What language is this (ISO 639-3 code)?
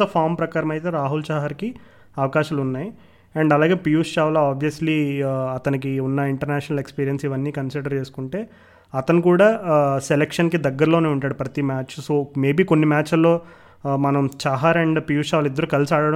tel